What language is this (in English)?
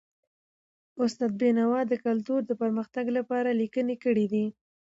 Pashto